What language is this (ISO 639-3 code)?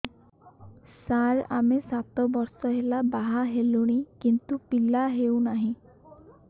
ori